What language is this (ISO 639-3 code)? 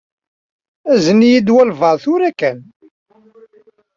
kab